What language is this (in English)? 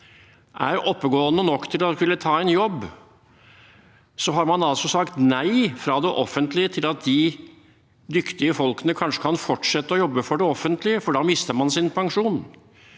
Norwegian